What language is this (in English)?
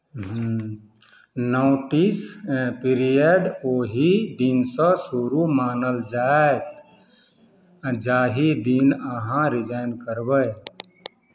Maithili